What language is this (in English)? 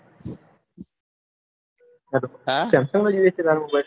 Gujarati